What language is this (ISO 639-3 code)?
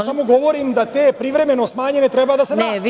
srp